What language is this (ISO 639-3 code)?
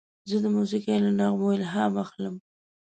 pus